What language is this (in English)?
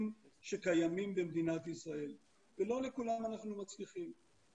Hebrew